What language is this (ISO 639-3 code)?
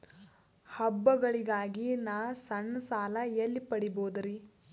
kan